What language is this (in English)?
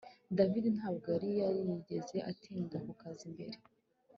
Kinyarwanda